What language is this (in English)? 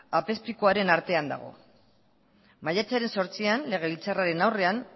Basque